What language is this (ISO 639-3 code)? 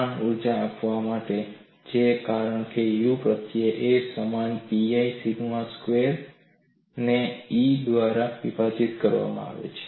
guj